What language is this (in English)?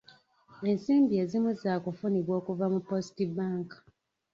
Ganda